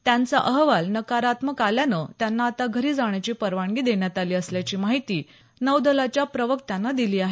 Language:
Marathi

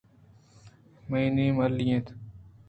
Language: Eastern Balochi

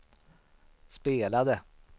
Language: Swedish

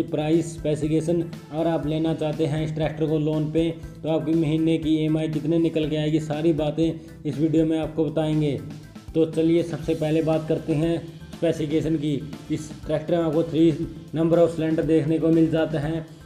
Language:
Hindi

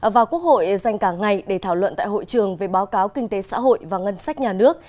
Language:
Vietnamese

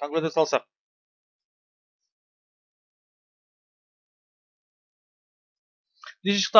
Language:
Turkish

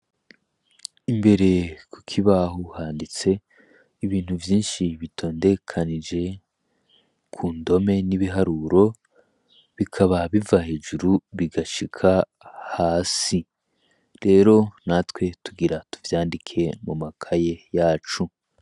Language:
Rundi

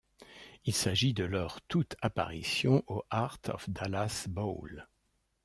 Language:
French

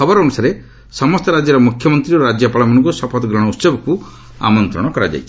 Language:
Odia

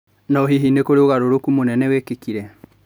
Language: Kikuyu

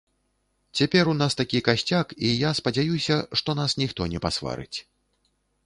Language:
Belarusian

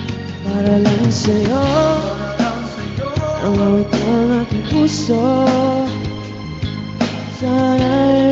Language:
Indonesian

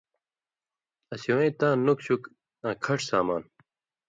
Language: Indus Kohistani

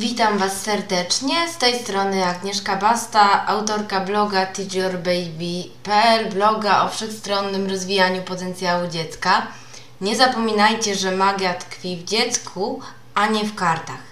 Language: Polish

